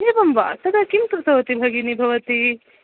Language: Sanskrit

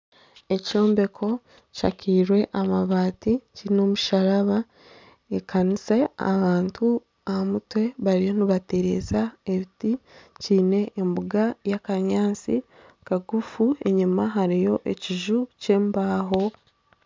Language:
Nyankole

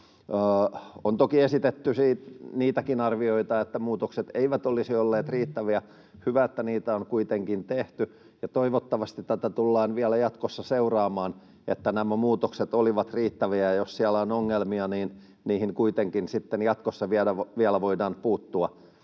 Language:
Finnish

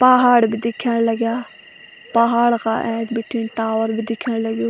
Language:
Garhwali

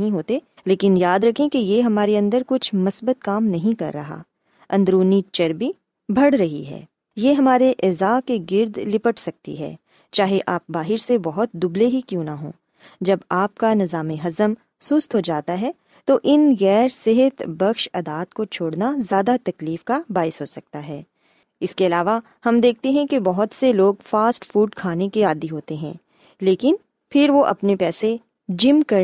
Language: Urdu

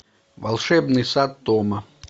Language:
Russian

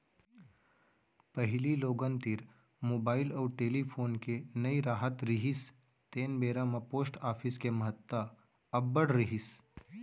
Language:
Chhattisgarhi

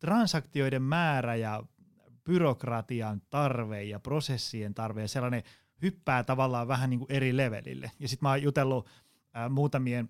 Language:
Finnish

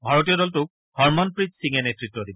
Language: Assamese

